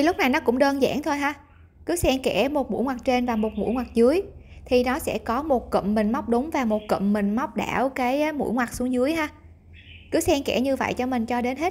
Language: Vietnamese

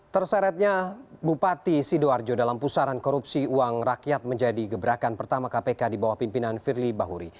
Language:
Indonesian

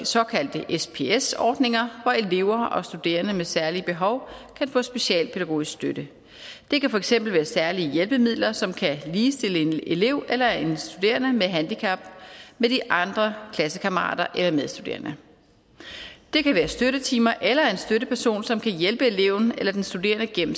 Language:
Danish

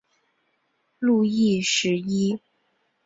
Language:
Chinese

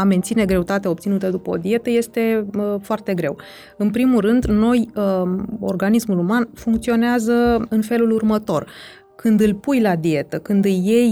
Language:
Romanian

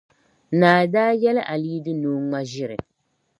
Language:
Dagbani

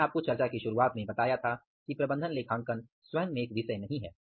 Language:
Hindi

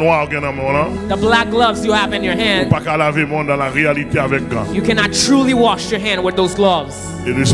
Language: English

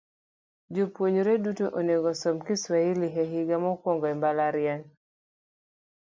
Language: Luo (Kenya and Tanzania)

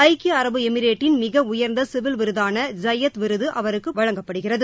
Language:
Tamil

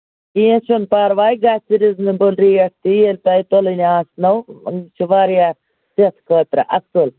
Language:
Kashmiri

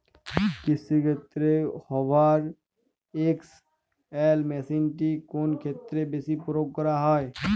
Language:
Bangla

